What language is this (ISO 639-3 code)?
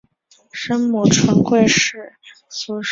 zho